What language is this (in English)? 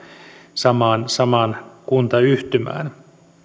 Finnish